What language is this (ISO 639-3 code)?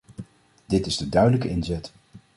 nld